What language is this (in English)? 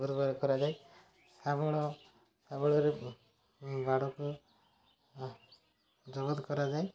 Odia